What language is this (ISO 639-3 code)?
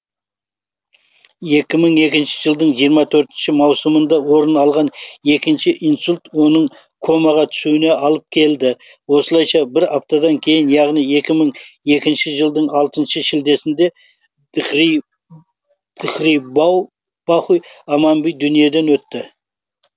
kaz